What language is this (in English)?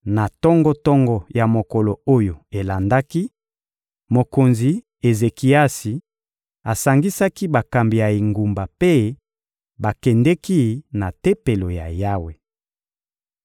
Lingala